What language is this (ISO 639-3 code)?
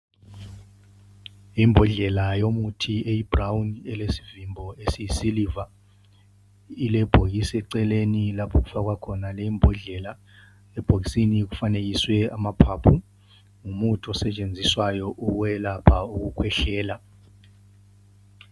nde